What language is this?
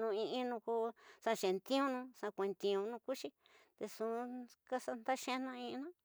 Tidaá Mixtec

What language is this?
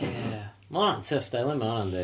Welsh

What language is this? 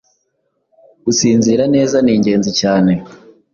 Kinyarwanda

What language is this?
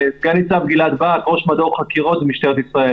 Hebrew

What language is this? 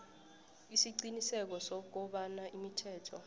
South Ndebele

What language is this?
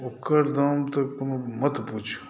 Maithili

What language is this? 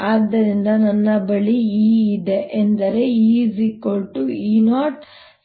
Kannada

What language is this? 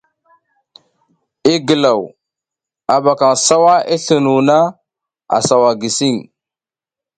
South Giziga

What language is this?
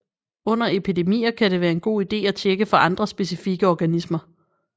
Danish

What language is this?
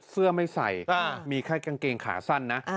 Thai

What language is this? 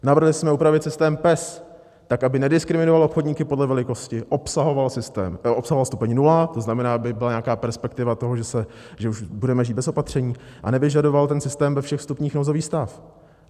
Czech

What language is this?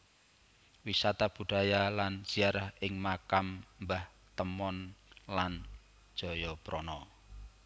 Javanese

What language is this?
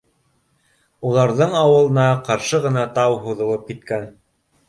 Bashkir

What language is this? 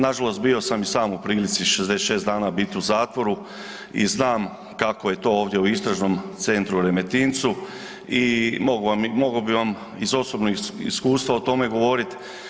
Croatian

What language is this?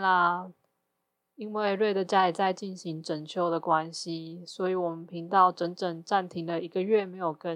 Chinese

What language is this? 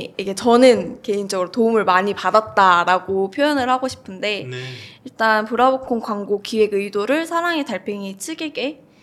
Korean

